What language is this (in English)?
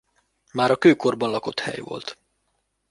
Hungarian